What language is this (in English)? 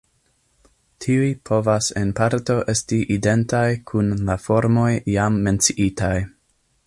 Esperanto